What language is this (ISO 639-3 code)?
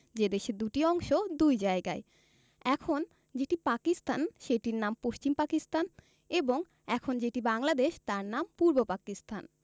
ben